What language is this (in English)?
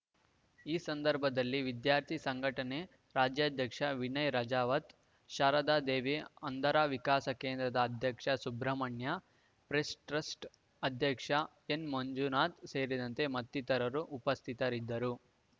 Kannada